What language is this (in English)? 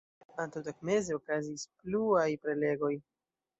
Esperanto